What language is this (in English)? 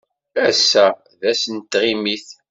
Kabyle